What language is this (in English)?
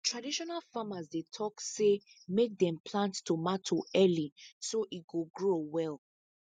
Nigerian Pidgin